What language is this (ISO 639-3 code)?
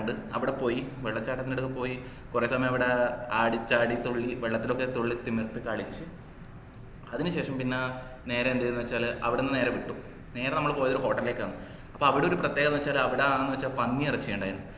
mal